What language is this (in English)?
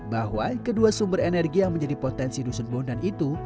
Indonesian